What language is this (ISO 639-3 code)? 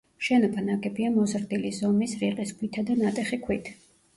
kat